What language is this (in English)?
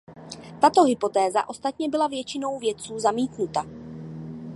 Czech